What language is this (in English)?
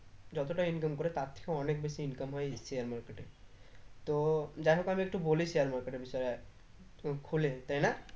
Bangla